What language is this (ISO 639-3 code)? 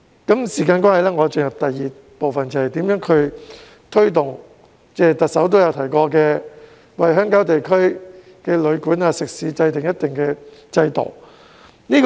yue